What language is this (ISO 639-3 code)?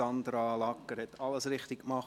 gsw